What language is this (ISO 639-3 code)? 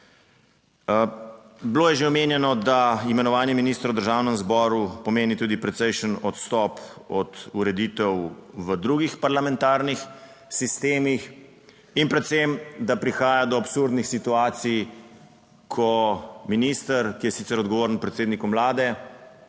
slv